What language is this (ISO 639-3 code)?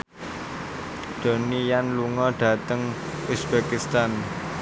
jav